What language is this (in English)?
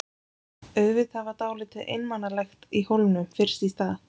Icelandic